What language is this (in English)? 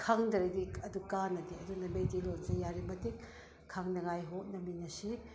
Manipuri